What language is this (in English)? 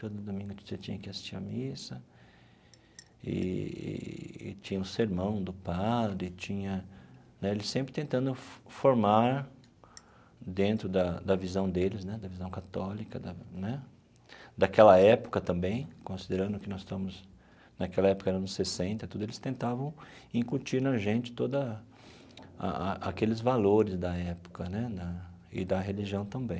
Portuguese